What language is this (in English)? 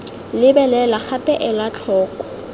Tswana